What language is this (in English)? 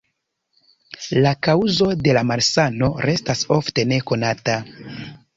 Esperanto